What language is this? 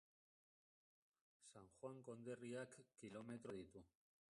Basque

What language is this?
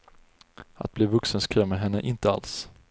Swedish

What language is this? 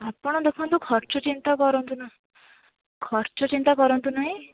Odia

